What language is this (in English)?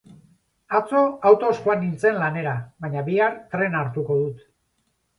Basque